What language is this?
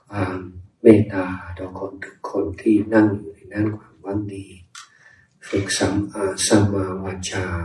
Thai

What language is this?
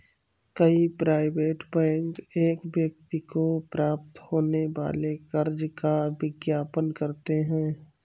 Hindi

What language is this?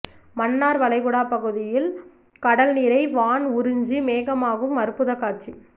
Tamil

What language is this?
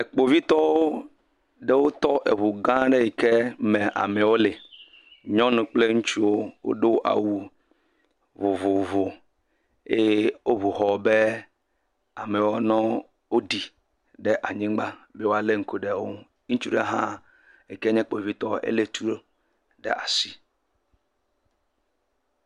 Ewe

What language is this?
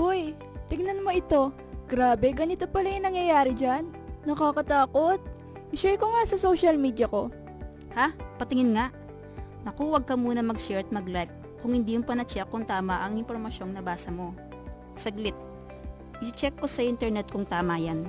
Filipino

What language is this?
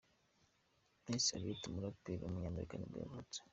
Kinyarwanda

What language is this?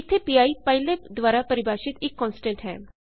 Punjabi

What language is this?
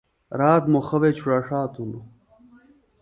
Phalura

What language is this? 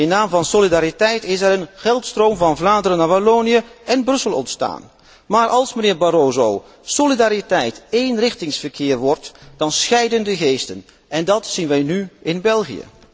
Dutch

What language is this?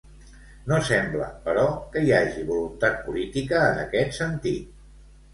Catalan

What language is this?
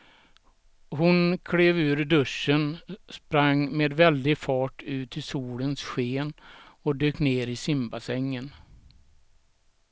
Swedish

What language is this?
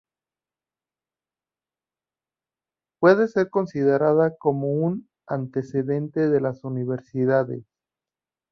Spanish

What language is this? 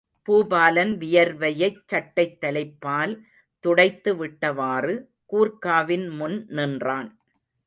Tamil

